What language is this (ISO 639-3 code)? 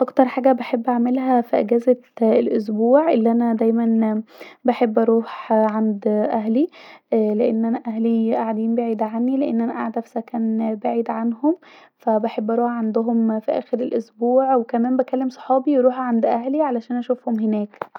arz